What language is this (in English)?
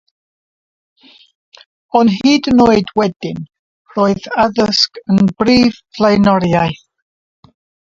Welsh